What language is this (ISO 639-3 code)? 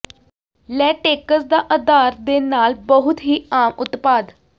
pan